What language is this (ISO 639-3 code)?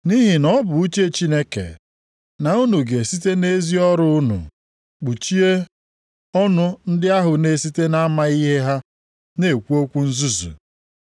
ibo